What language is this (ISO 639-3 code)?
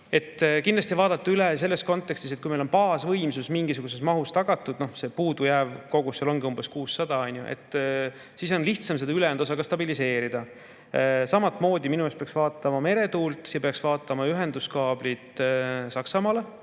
est